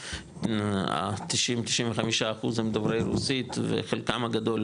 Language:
Hebrew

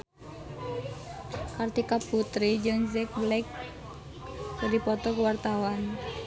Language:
Sundanese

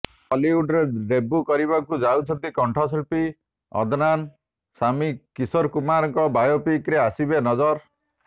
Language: Odia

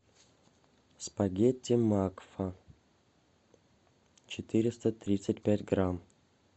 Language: Russian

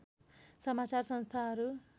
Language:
Nepali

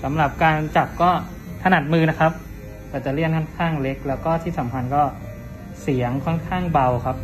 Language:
Thai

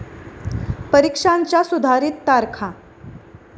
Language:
Marathi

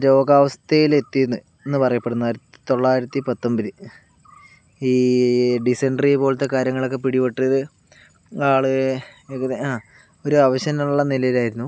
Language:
Malayalam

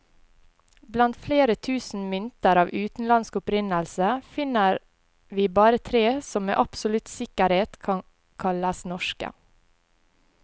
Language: Norwegian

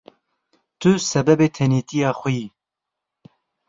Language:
Kurdish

